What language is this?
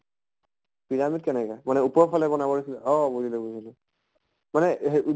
Assamese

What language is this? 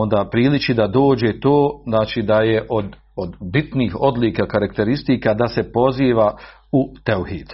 Croatian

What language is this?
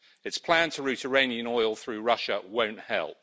English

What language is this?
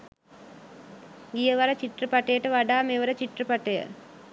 Sinhala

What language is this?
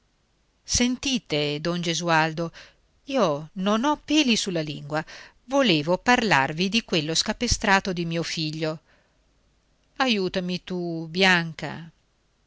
Italian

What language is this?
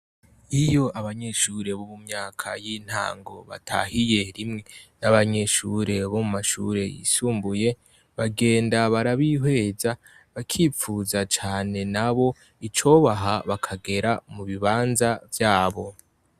Rundi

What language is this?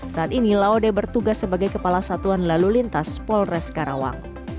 Indonesian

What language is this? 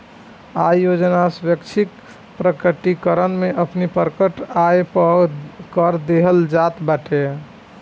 Bhojpuri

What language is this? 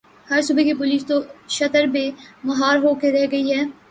Urdu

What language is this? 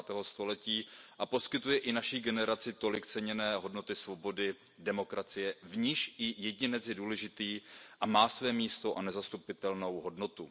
Czech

